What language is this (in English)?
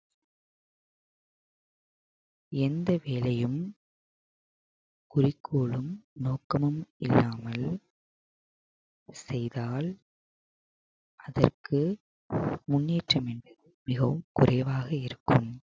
Tamil